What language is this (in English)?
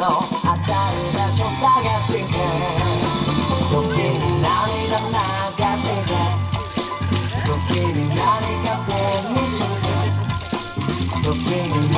Japanese